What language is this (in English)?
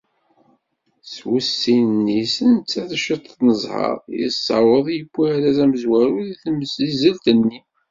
Kabyle